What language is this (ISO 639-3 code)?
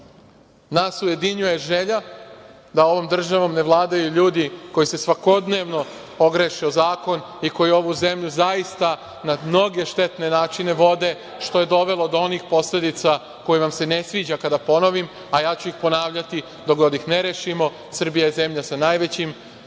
srp